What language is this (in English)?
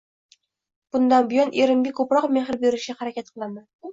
Uzbek